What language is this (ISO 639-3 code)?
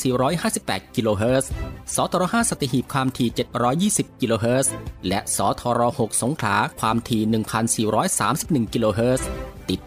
tha